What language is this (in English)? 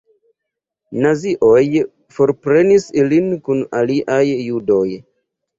Esperanto